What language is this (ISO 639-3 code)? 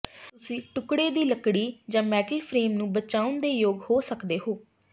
pan